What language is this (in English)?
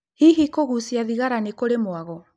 Kikuyu